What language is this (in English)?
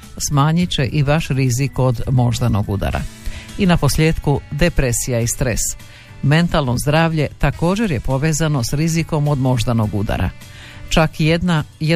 Croatian